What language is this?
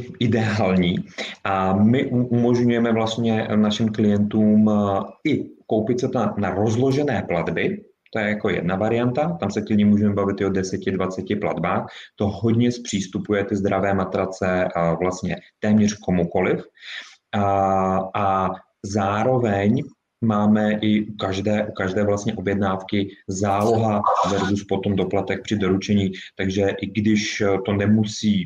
Czech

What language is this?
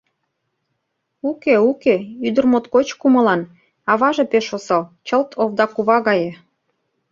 Mari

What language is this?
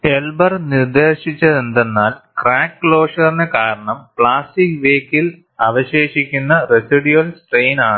Malayalam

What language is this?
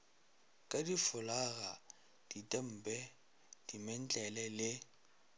Northern Sotho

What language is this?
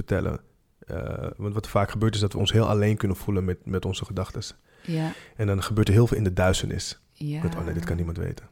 Dutch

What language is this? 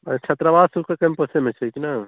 Maithili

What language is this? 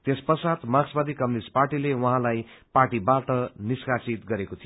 Nepali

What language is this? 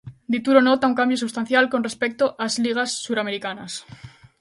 Galician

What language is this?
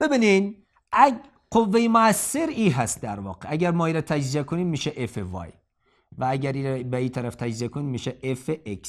Persian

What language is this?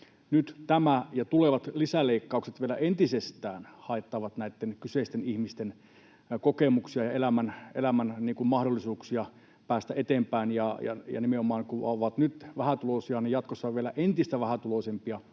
Finnish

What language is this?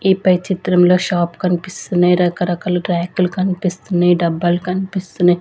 Telugu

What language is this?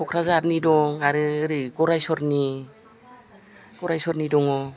Bodo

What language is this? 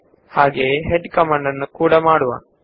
Kannada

